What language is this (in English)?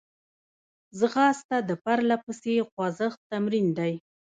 Pashto